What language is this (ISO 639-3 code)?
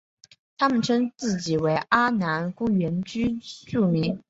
zho